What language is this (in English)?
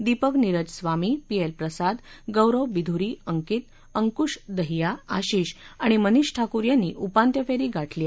Marathi